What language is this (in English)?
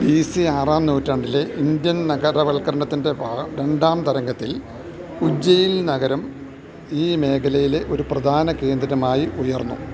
Malayalam